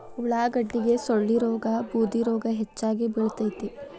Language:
Kannada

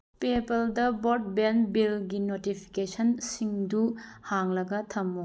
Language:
Manipuri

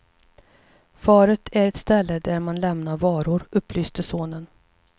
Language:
Swedish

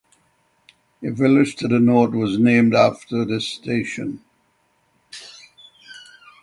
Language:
English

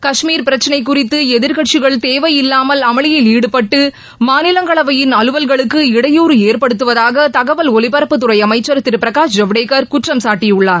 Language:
Tamil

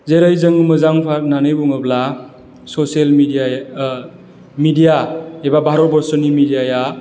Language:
Bodo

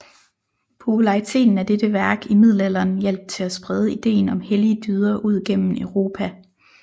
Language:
Danish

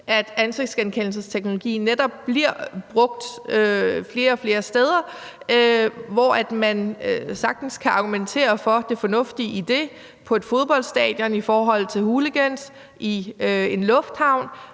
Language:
Danish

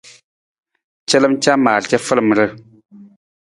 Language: Nawdm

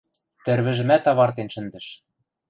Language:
Western Mari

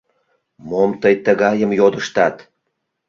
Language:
Mari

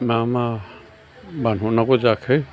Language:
Bodo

